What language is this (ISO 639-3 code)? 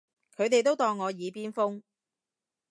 yue